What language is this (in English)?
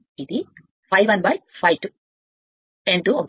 Telugu